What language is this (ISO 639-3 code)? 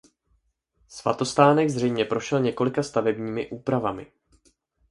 ces